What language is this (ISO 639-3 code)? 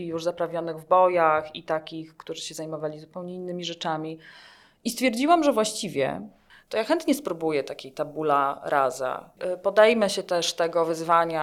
pol